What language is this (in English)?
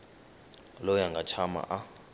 Tsonga